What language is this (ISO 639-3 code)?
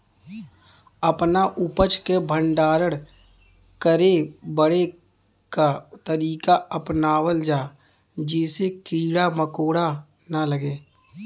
bho